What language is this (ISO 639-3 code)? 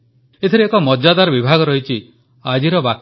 ori